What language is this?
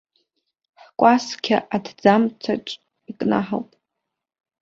Abkhazian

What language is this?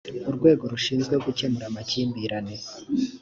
Kinyarwanda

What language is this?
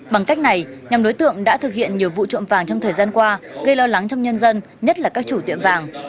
Vietnamese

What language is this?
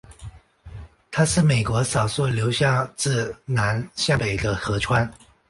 Chinese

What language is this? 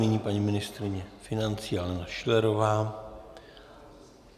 Czech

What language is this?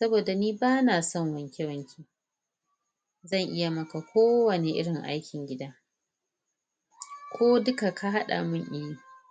Hausa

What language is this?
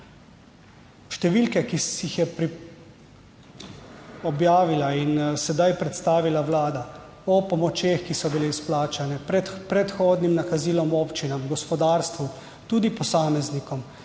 Slovenian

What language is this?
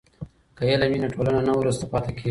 Pashto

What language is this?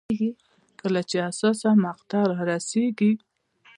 Pashto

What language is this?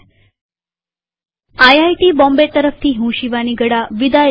Gujarati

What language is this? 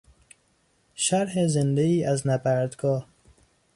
Persian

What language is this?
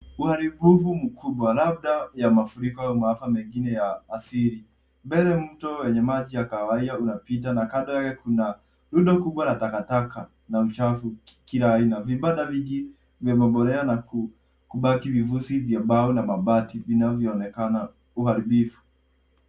Swahili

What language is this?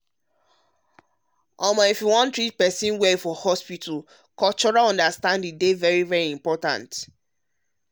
Nigerian Pidgin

